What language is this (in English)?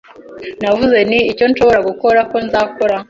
Kinyarwanda